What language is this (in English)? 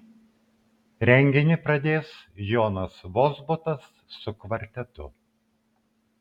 Lithuanian